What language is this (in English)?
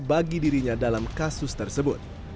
Indonesian